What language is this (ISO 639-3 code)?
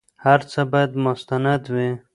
pus